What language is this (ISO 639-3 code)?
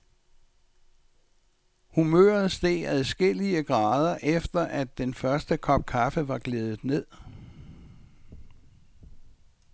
dan